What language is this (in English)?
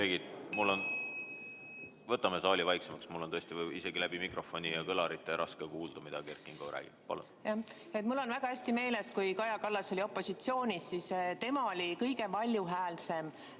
Estonian